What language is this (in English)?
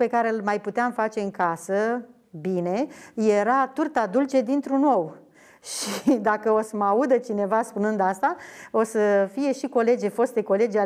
Romanian